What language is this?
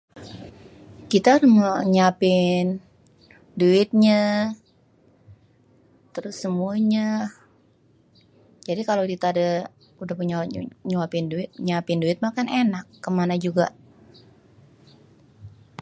Betawi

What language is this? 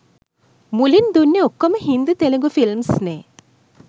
Sinhala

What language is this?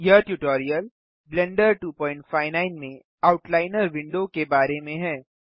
Hindi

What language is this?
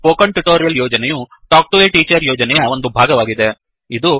Kannada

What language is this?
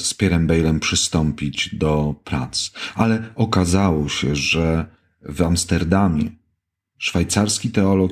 Polish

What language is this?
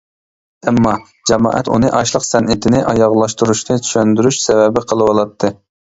Uyghur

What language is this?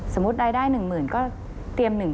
Thai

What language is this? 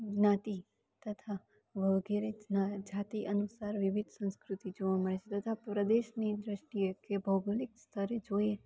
Gujarati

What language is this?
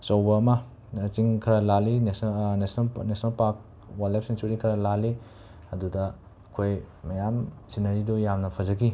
Manipuri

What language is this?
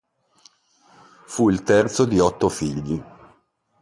Italian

